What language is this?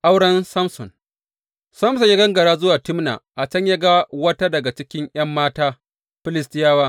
Hausa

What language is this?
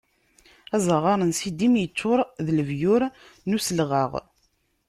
Kabyle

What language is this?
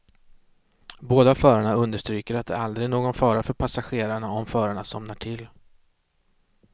Swedish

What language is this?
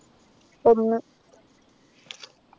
Malayalam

